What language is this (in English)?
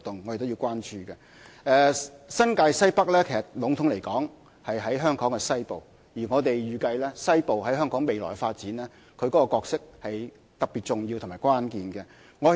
Cantonese